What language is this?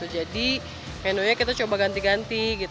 Indonesian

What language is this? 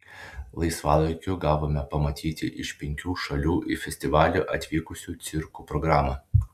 Lithuanian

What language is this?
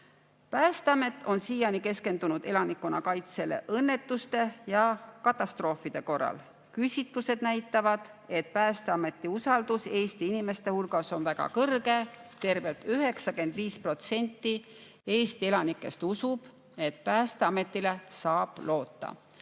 Estonian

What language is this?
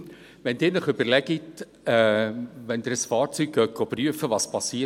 Swiss German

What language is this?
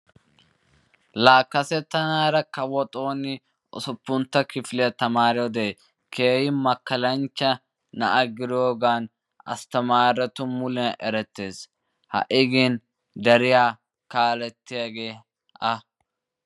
Wolaytta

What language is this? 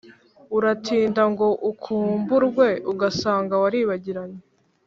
Kinyarwanda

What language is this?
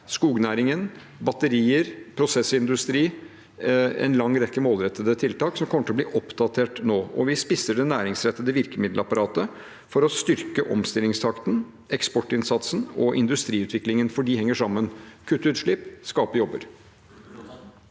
Norwegian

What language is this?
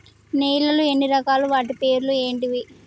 Telugu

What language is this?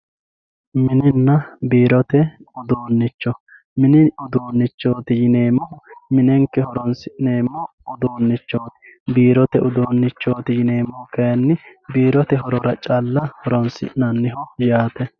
Sidamo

